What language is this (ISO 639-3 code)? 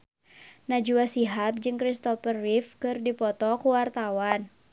sun